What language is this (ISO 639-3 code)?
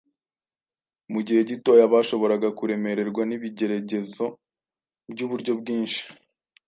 kin